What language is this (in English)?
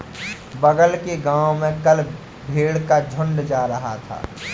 Hindi